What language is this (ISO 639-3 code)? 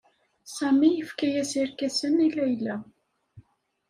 kab